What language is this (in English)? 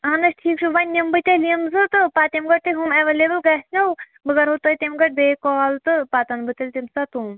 Kashmiri